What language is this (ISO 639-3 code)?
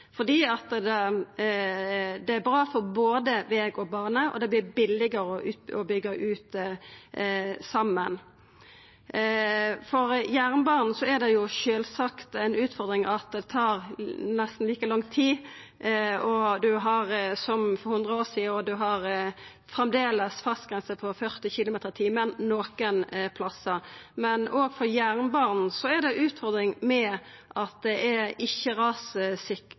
nno